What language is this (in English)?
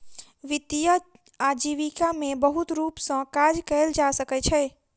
Maithili